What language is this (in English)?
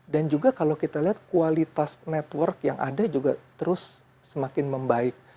Indonesian